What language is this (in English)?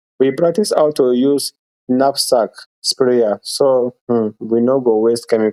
Nigerian Pidgin